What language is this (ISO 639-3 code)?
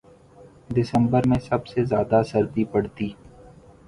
urd